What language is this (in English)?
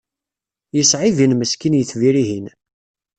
Kabyle